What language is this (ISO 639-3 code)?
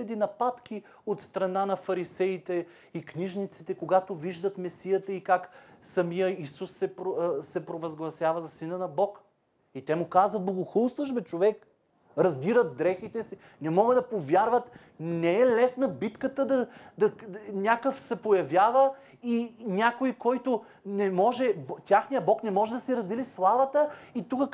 bul